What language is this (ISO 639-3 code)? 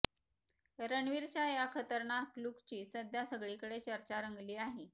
mar